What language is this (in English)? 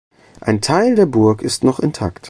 German